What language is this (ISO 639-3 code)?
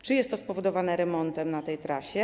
pol